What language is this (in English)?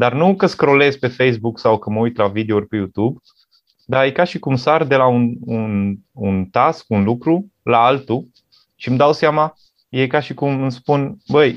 Romanian